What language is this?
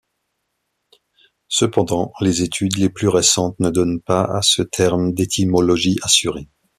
French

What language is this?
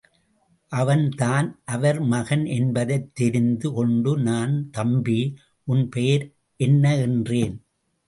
Tamil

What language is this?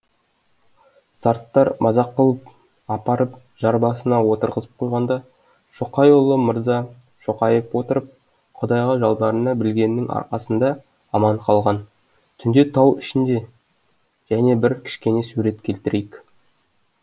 Kazakh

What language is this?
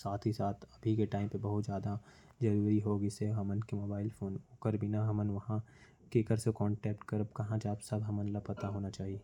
Korwa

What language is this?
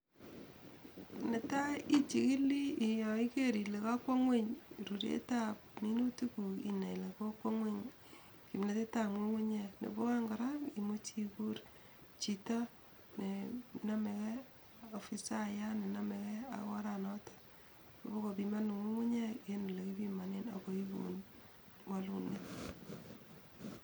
Kalenjin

